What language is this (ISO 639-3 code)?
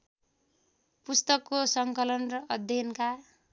nep